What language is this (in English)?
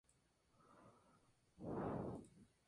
Spanish